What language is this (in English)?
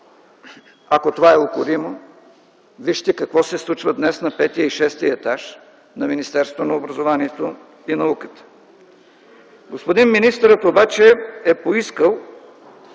Bulgarian